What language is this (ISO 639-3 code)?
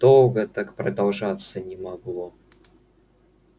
rus